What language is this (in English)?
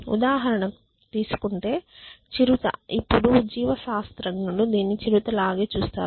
Telugu